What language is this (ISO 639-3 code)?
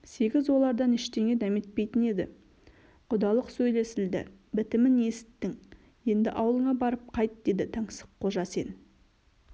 kaz